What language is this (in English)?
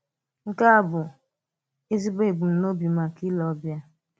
Igbo